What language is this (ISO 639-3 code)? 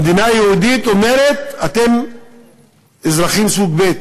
heb